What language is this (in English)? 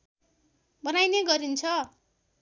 Nepali